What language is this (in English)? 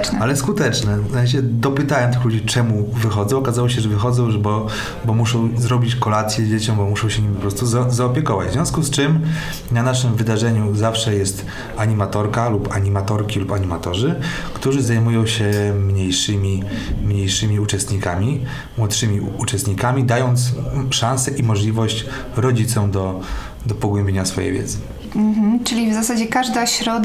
Polish